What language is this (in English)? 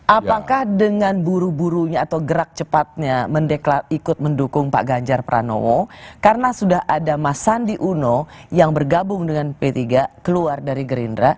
Indonesian